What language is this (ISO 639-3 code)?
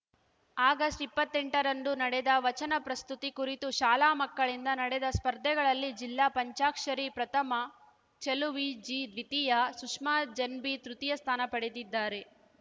kan